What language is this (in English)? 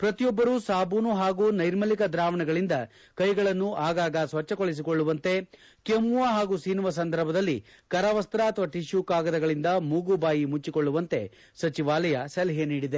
Kannada